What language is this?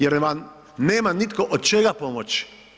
Croatian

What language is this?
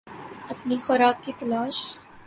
Urdu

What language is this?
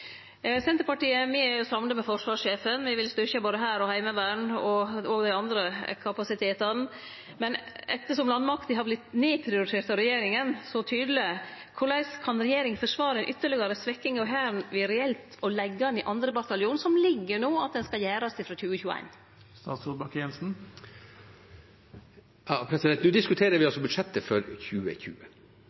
Norwegian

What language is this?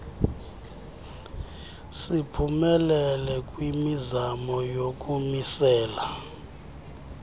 Xhosa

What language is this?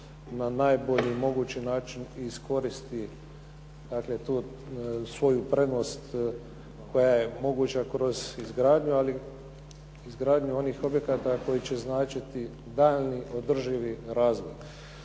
Croatian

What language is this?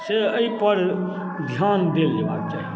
Maithili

